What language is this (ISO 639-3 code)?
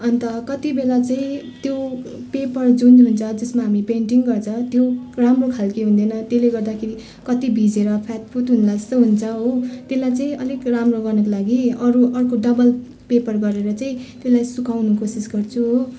nep